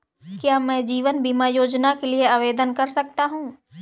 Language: Hindi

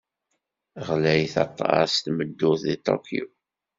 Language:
Kabyle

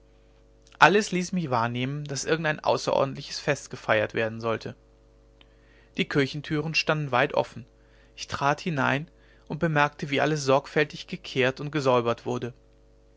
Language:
German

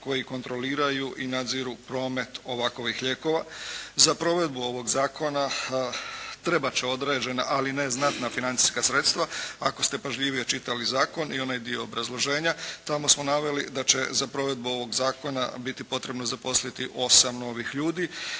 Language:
Croatian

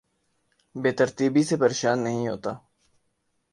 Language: Urdu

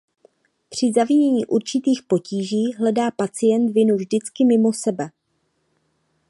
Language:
Czech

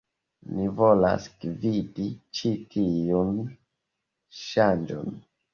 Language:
Esperanto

